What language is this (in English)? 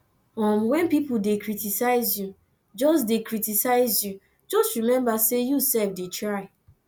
Nigerian Pidgin